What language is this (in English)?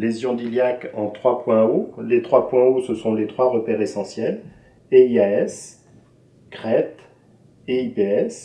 French